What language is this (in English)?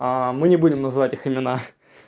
Russian